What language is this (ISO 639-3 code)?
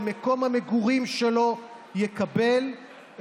heb